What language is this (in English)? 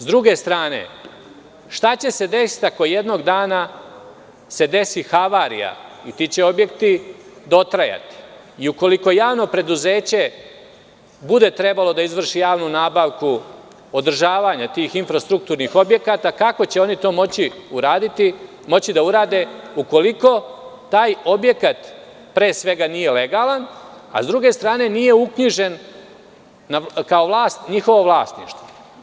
Serbian